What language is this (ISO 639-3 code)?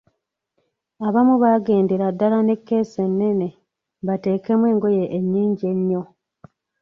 lug